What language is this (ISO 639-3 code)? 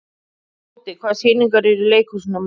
isl